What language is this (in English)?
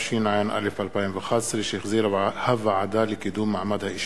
Hebrew